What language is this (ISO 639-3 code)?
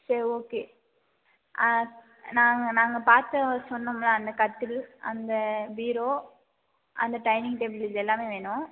tam